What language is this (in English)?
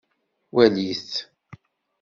Kabyle